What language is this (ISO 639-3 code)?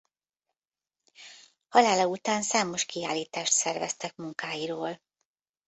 hun